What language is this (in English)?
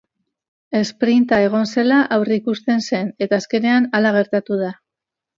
Basque